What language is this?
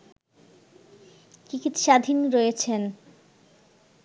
Bangla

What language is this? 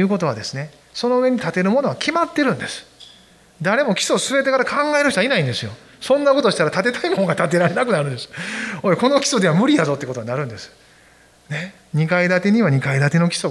Japanese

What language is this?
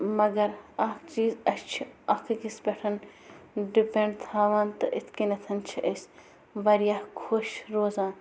Kashmiri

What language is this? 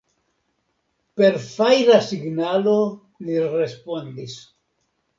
Esperanto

